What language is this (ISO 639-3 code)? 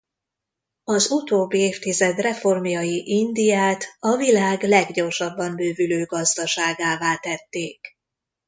hun